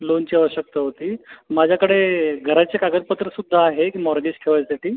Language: Marathi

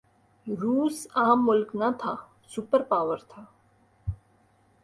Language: Urdu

